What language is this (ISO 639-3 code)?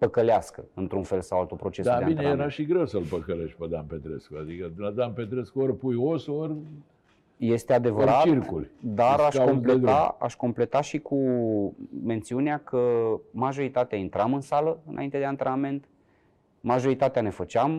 ron